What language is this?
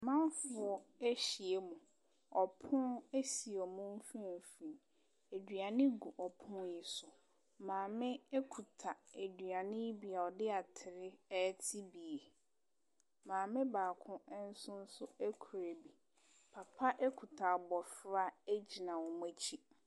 Akan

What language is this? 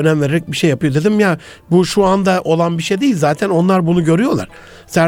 Turkish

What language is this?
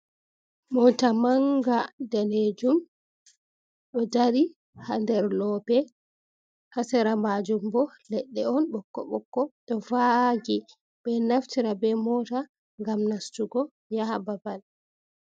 Fula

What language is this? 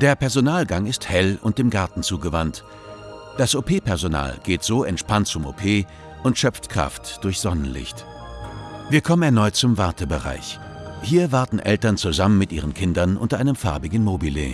German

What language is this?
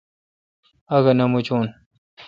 Kalkoti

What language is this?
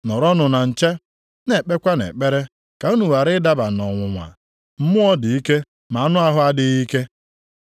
Igbo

